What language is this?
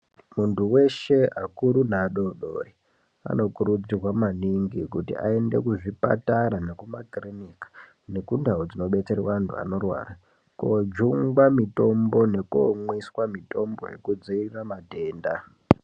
Ndau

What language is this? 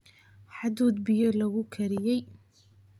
Somali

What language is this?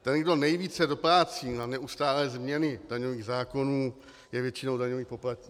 Czech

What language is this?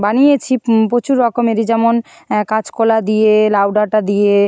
Bangla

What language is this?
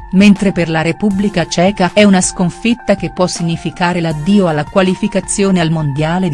Italian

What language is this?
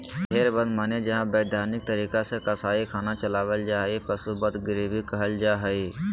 Magahi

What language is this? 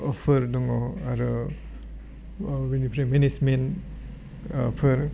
Bodo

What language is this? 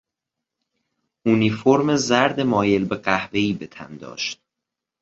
Persian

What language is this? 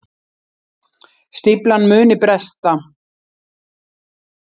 Icelandic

